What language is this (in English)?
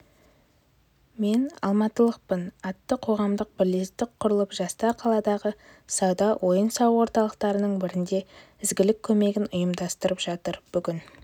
Kazakh